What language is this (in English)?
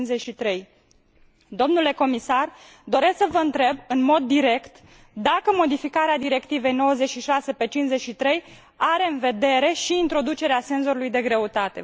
Romanian